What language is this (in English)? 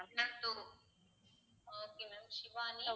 Tamil